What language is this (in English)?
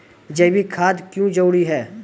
Maithili